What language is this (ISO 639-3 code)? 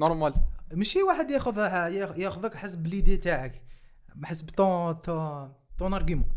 ara